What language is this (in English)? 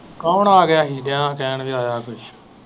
Punjabi